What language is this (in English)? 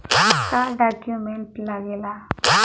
Bhojpuri